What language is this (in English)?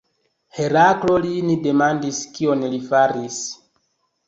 Esperanto